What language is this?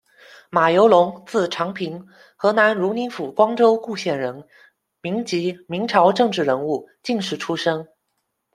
Chinese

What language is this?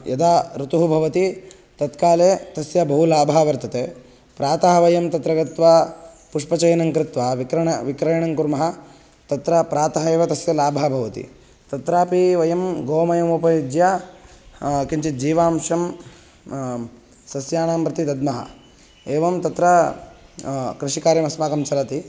Sanskrit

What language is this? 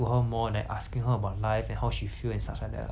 English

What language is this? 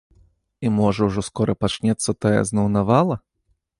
Belarusian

